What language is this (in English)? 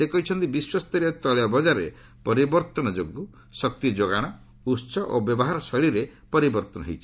Odia